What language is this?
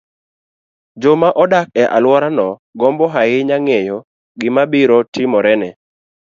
Luo (Kenya and Tanzania)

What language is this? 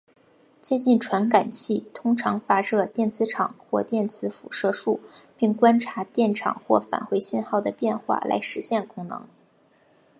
Chinese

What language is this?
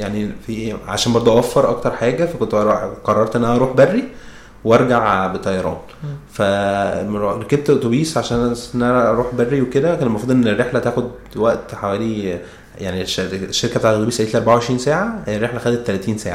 Arabic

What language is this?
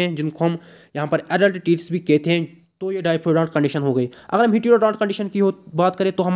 Hindi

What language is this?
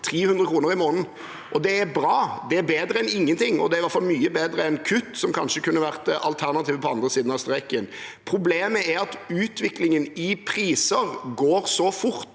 Norwegian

